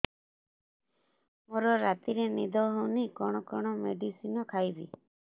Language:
Odia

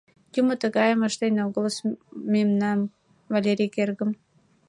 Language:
Mari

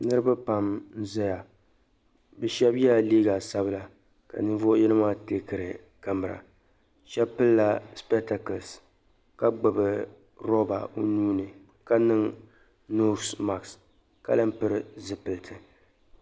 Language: Dagbani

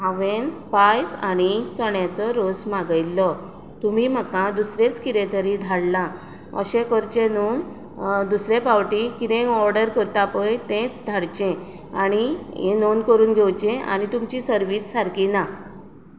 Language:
Konkani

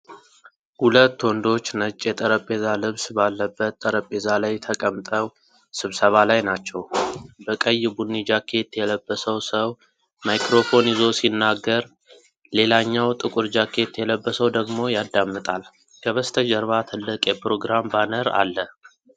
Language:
Amharic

